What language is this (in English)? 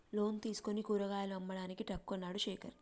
Telugu